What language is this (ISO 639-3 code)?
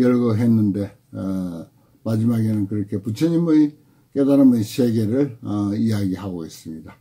kor